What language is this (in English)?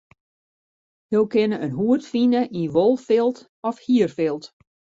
Western Frisian